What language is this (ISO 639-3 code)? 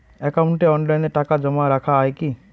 ben